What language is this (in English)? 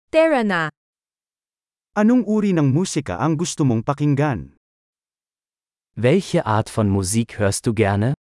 Filipino